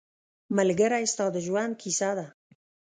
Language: Pashto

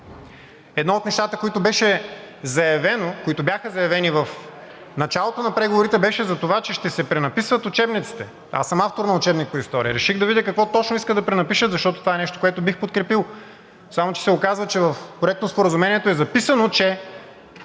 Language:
Bulgarian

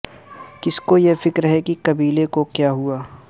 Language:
Urdu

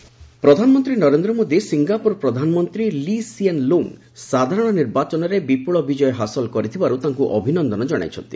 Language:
Odia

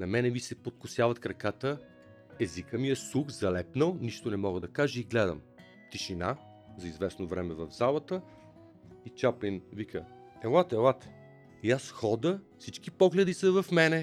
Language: Bulgarian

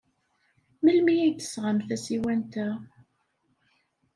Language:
Kabyle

